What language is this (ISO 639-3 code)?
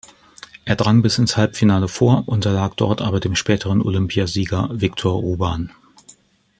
deu